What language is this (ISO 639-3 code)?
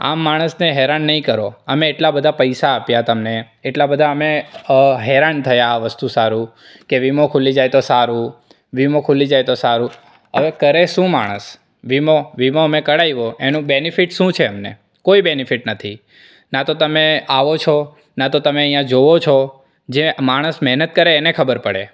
guj